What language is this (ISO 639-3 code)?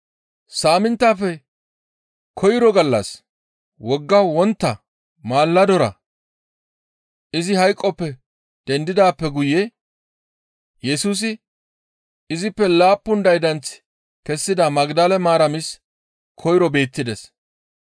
gmv